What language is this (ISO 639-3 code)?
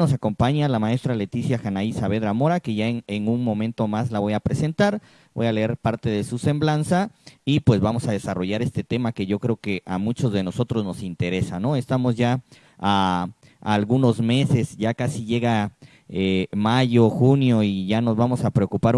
spa